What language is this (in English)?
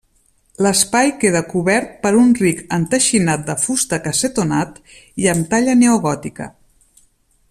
Catalan